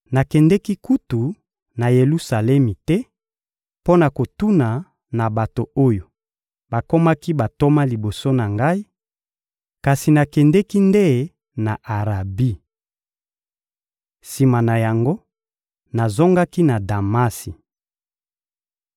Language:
Lingala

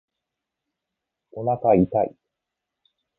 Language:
Japanese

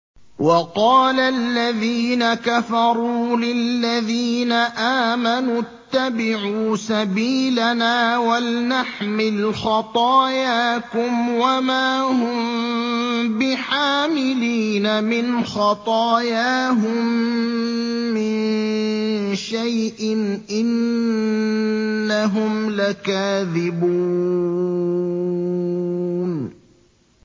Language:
Arabic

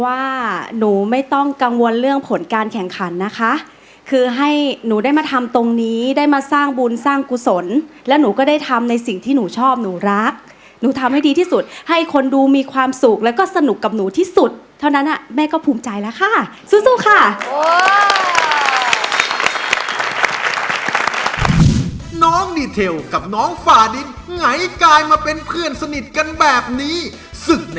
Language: Thai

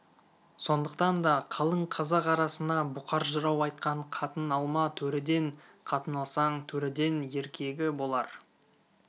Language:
Kazakh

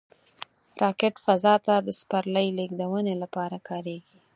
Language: Pashto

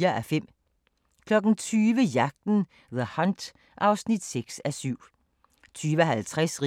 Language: Danish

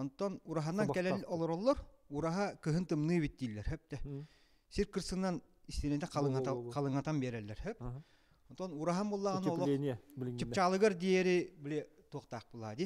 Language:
Turkish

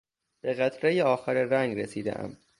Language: Persian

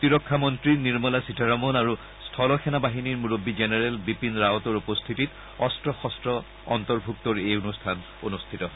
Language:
Assamese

